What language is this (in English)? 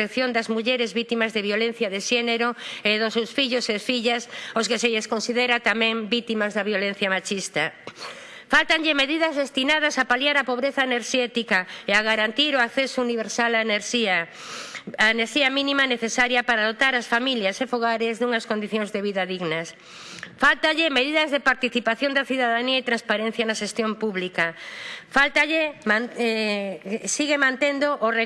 Spanish